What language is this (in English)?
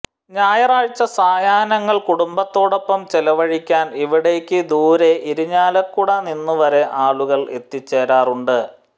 Malayalam